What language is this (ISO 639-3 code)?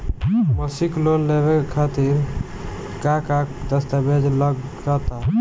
bho